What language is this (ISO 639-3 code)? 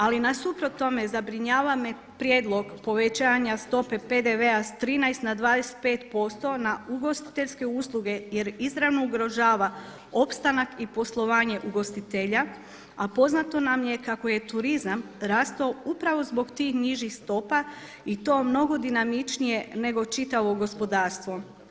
hrv